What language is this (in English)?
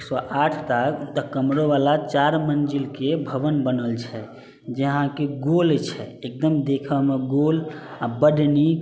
Maithili